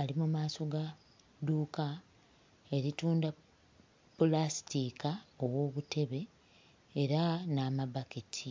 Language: Ganda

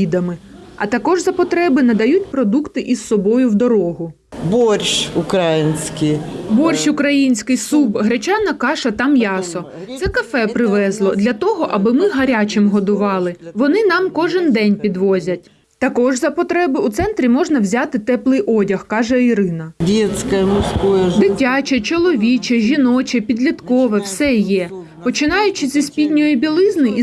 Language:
Ukrainian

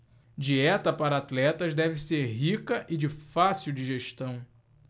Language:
Portuguese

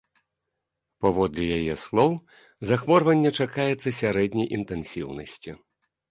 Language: Belarusian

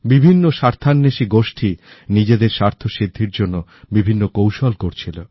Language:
Bangla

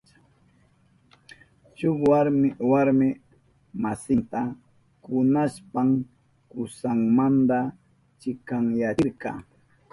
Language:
Southern Pastaza Quechua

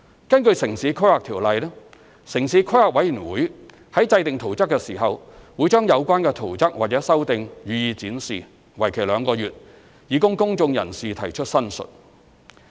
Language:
Cantonese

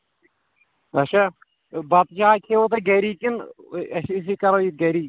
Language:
Kashmiri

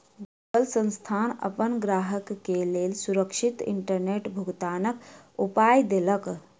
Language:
Maithili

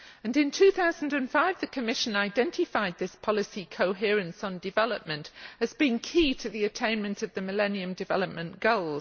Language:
English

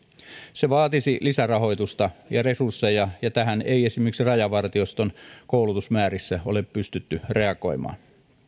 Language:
Finnish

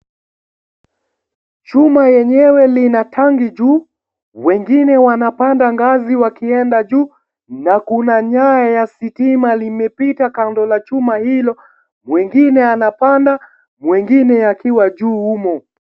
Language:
Swahili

